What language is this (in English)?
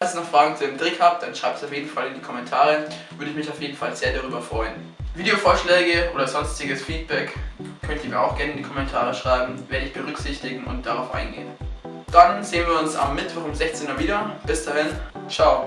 German